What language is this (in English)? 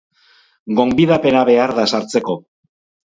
Basque